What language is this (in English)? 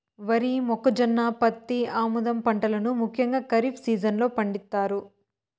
Telugu